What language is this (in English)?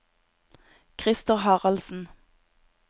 Norwegian